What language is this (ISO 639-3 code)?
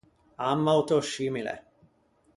lij